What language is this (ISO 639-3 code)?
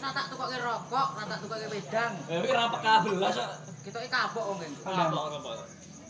ind